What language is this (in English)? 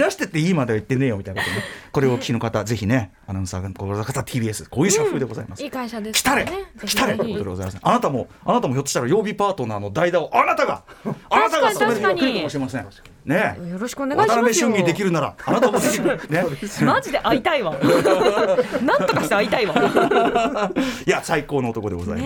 Japanese